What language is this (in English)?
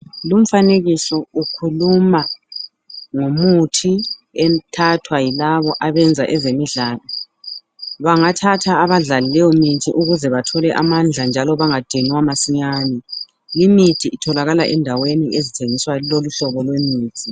North Ndebele